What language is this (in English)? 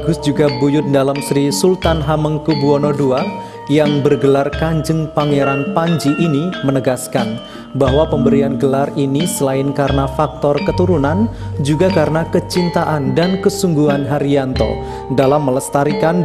Indonesian